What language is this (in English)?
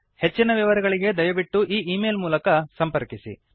Kannada